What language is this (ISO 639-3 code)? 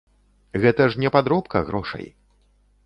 bel